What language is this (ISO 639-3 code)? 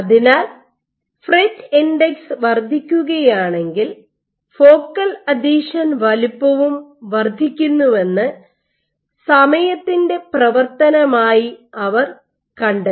mal